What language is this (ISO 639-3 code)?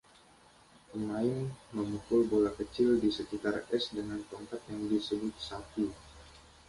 ind